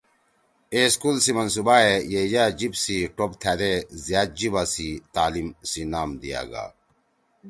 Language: Torwali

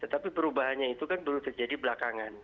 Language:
Indonesian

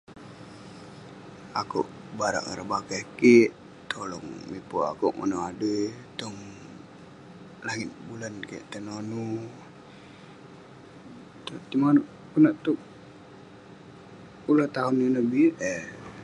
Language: Western Penan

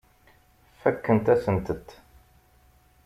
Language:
Kabyle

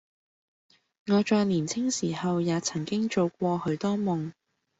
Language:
Cantonese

